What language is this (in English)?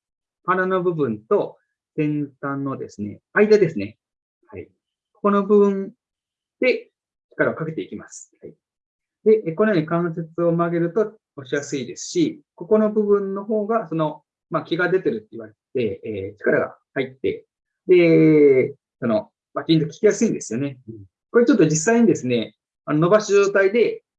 Japanese